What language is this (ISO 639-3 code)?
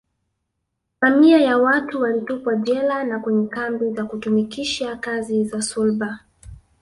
swa